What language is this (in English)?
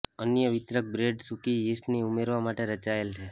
Gujarati